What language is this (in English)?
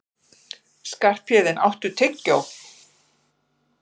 Icelandic